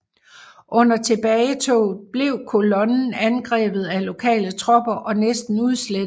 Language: Danish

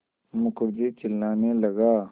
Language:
Hindi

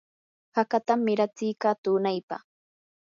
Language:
Yanahuanca Pasco Quechua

